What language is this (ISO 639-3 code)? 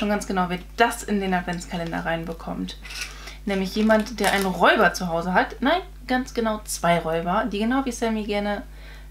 deu